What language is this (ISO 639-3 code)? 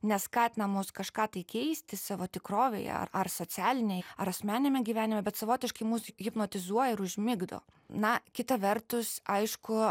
lit